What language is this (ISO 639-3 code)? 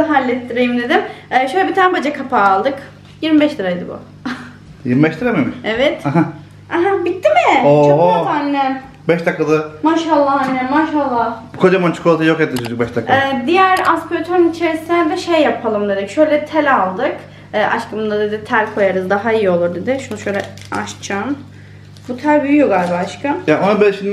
tur